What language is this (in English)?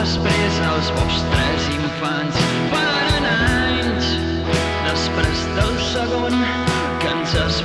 Catalan